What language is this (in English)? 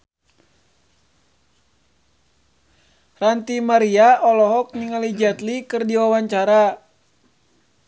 Sundanese